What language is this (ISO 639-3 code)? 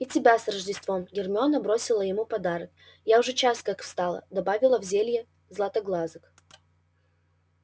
rus